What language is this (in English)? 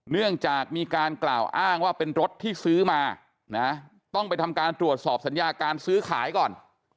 Thai